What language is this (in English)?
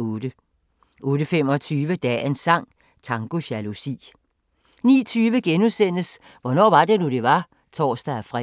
Danish